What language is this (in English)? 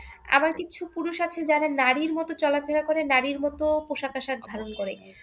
Bangla